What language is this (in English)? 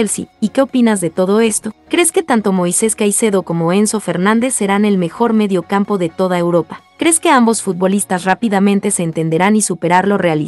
Spanish